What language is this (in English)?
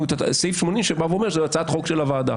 Hebrew